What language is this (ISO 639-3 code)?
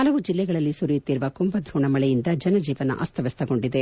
kan